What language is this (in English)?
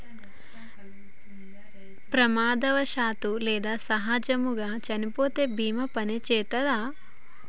Telugu